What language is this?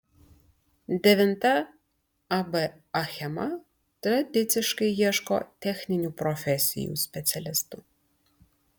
Lithuanian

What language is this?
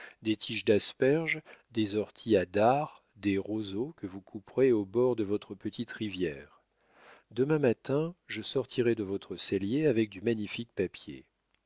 French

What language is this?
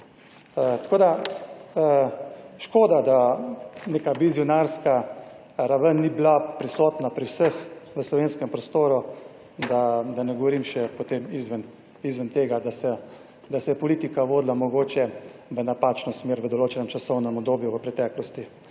Slovenian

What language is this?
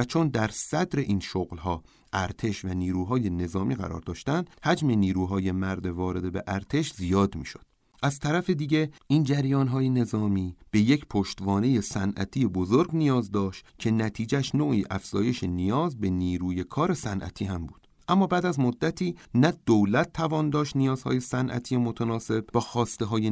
Persian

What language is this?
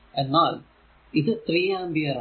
Malayalam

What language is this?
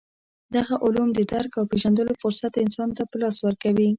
Pashto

